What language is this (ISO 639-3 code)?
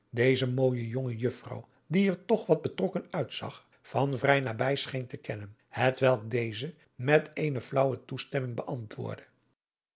nld